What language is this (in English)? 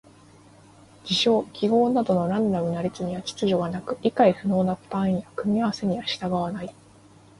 Japanese